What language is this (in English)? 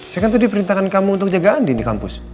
Indonesian